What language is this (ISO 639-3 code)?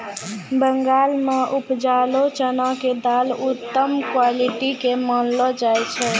mai